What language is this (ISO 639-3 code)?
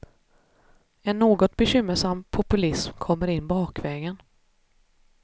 swe